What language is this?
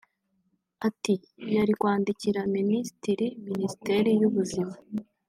Kinyarwanda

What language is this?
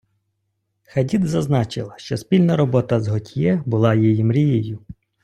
Ukrainian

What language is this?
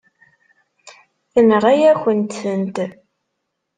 Kabyle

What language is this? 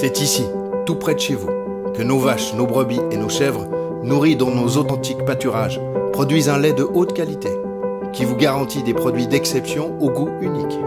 French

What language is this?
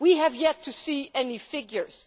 English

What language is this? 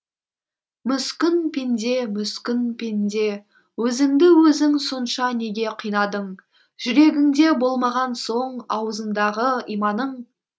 Kazakh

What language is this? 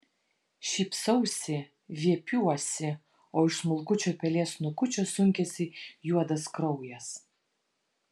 Lithuanian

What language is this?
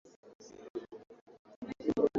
Swahili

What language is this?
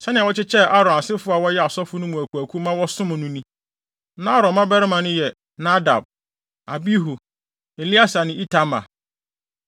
Akan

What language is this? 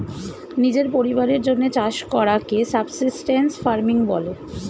Bangla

